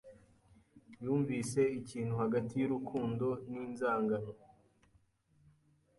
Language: Kinyarwanda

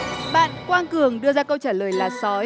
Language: Vietnamese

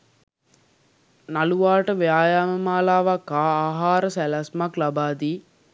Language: Sinhala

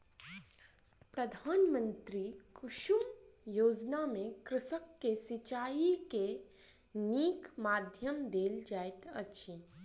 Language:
Maithili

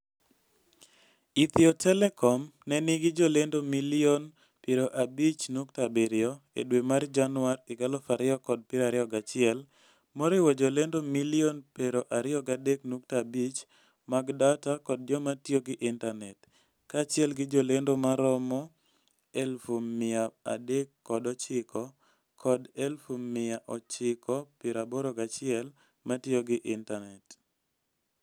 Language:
Luo (Kenya and Tanzania)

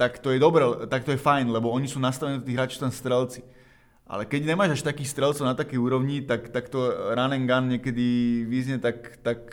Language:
Slovak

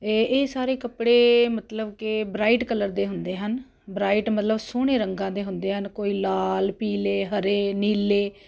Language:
Punjabi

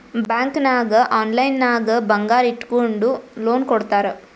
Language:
Kannada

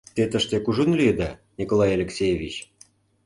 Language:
Mari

